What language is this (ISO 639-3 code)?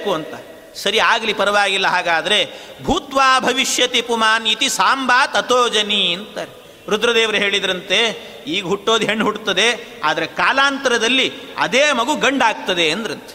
kan